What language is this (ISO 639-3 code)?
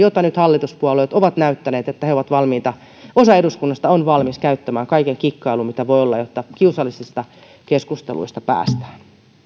fin